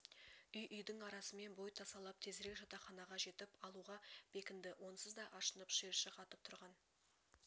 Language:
Kazakh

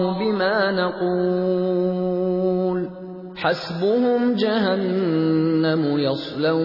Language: Urdu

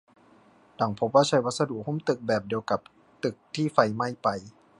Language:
Thai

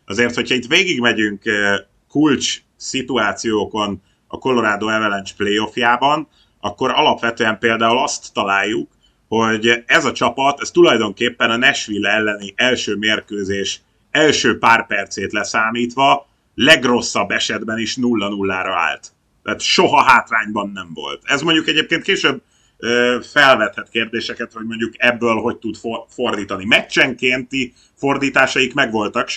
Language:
Hungarian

